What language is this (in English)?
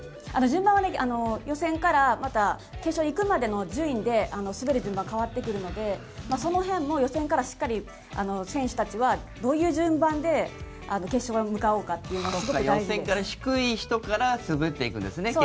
Japanese